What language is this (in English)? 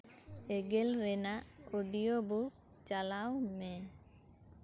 Santali